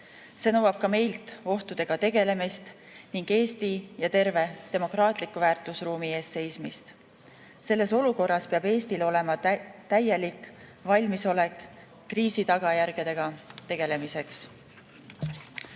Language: Estonian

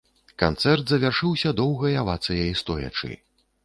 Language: Belarusian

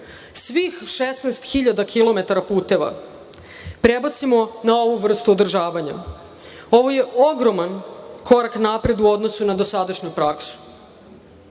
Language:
Serbian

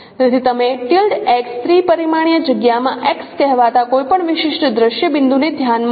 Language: Gujarati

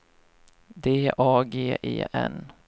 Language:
Swedish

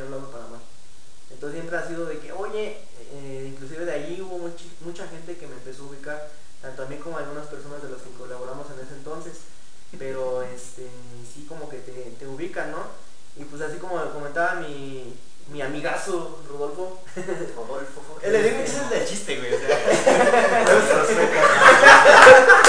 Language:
Spanish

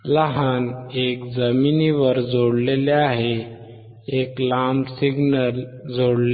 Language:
Marathi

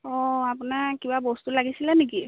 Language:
Assamese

